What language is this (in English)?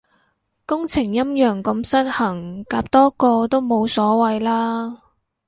Cantonese